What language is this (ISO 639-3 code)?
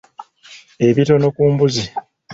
lug